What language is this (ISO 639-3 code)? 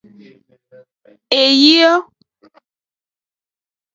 ajg